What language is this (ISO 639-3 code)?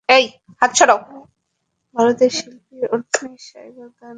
ben